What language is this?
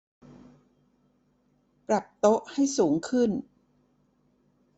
Thai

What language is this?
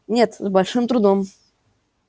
Russian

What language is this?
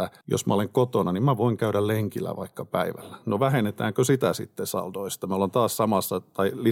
Finnish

